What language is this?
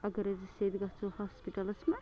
Kashmiri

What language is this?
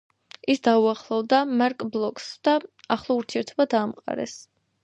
Georgian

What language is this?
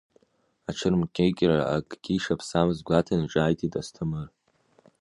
Abkhazian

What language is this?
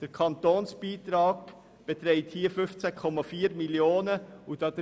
Swiss German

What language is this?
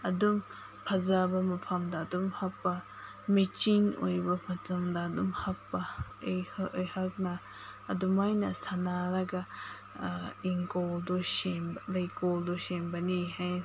Manipuri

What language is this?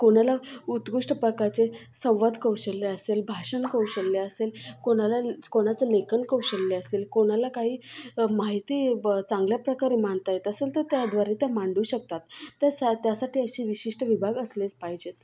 Marathi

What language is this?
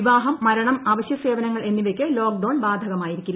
Malayalam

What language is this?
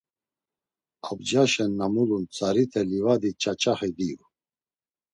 Laz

